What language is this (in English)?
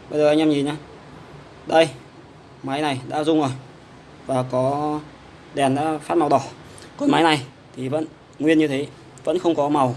Vietnamese